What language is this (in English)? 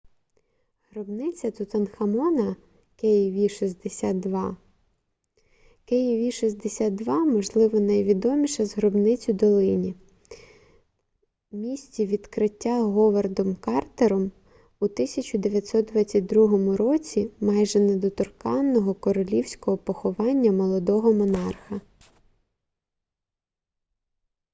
Ukrainian